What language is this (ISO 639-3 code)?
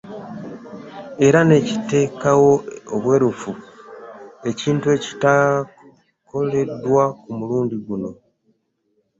lug